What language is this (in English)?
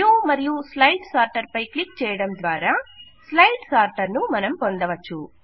Telugu